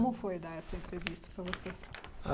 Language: Portuguese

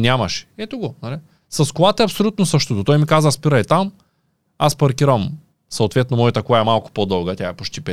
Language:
Bulgarian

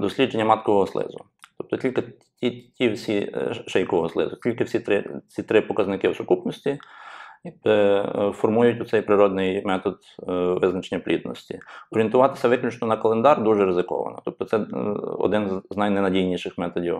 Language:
Ukrainian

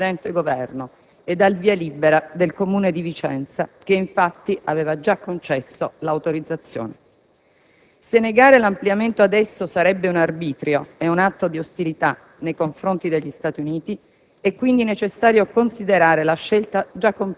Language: Italian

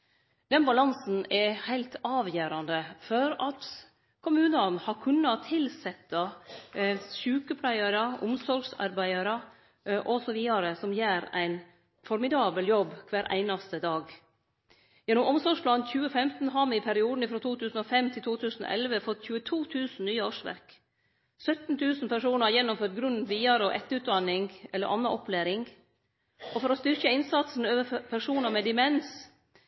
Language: Norwegian Nynorsk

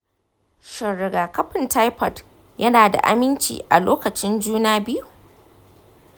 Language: Hausa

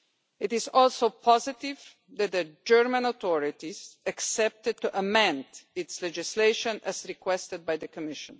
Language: English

